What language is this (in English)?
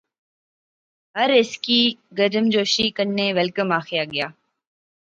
Pahari-Potwari